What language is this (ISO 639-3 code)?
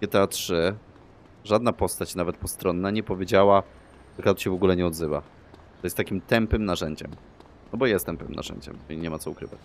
pol